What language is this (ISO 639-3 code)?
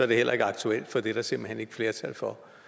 dan